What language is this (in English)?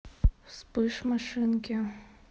Russian